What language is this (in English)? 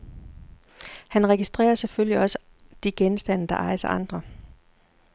Danish